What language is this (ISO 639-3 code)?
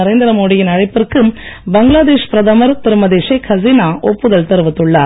tam